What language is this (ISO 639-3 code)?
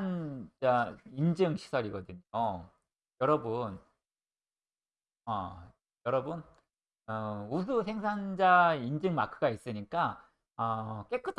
kor